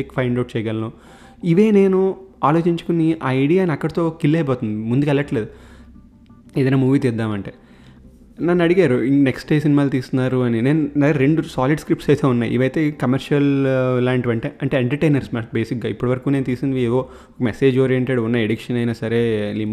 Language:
Telugu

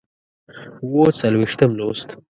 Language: Pashto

